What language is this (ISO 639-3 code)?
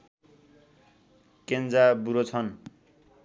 nep